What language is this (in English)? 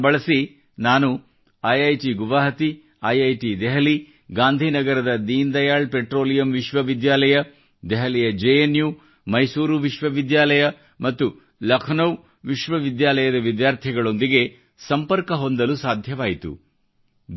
Kannada